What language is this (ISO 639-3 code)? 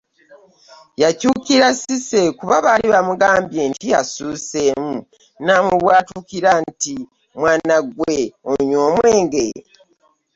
lug